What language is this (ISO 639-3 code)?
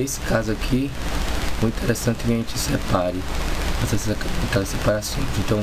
por